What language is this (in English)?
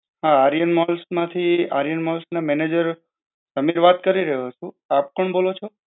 Gujarati